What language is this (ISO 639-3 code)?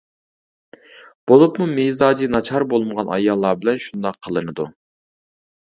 uig